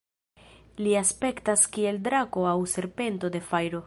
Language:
Esperanto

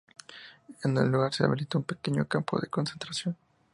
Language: Spanish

